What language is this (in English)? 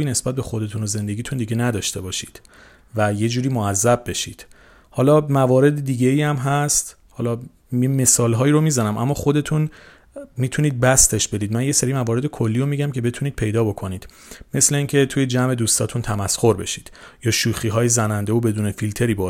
Persian